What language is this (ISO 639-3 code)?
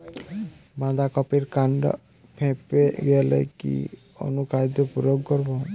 ben